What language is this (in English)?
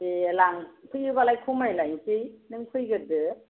Bodo